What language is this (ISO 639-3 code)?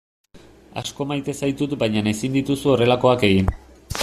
eus